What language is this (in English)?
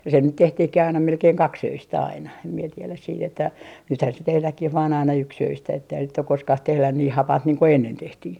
Finnish